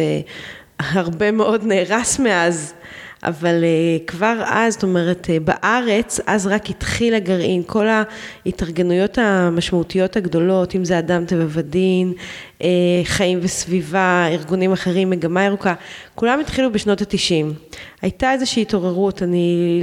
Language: Hebrew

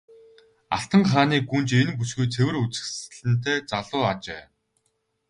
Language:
Mongolian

